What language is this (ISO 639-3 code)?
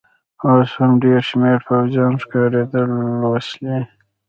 pus